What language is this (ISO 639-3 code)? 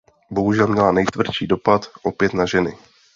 ces